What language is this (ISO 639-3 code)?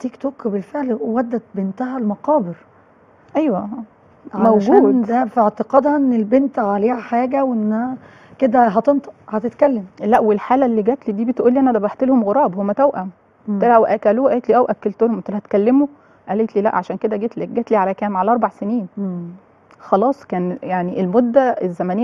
ara